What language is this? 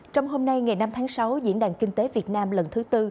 Vietnamese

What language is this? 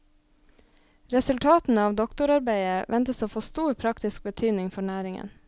Norwegian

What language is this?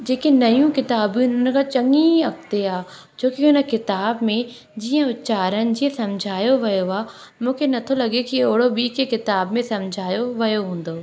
Sindhi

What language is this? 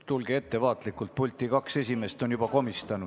Estonian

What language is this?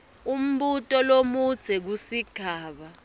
Swati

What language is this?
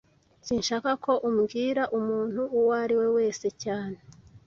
Kinyarwanda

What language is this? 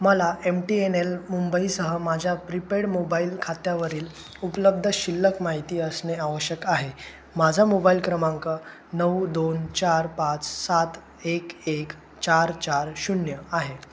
Marathi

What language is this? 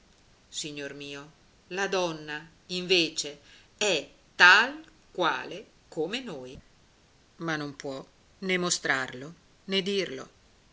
Italian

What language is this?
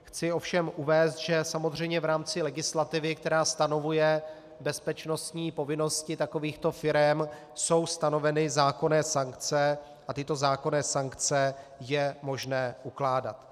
Czech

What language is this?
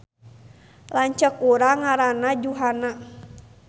Sundanese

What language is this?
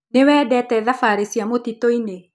Kikuyu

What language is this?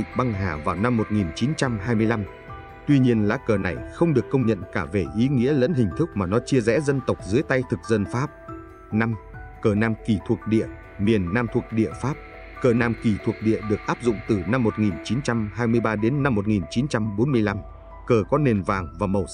Vietnamese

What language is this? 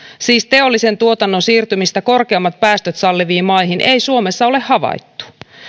Finnish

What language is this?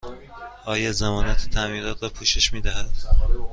Persian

